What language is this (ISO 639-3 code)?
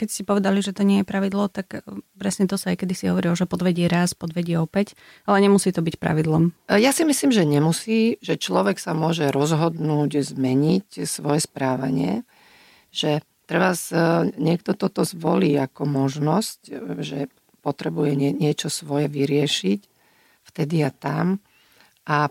slk